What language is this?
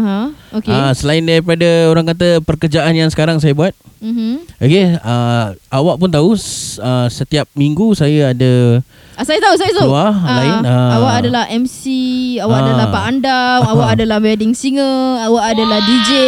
Malay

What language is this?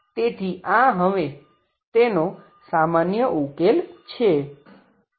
Gujarati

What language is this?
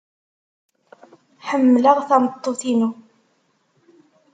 Kabyle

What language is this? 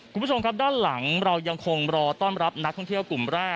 Thai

